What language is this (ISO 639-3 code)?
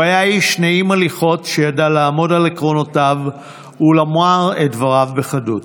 heb